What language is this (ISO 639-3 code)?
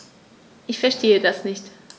deu